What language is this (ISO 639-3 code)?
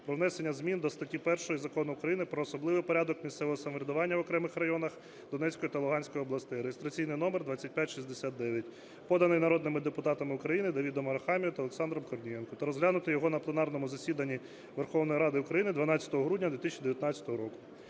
ukr